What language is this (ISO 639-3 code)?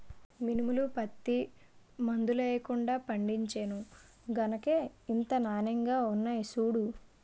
tel